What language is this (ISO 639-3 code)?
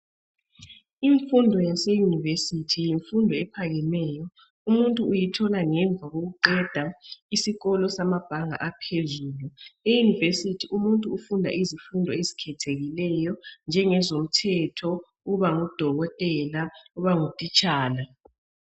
nde